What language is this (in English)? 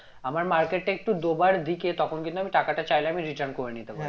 Bangla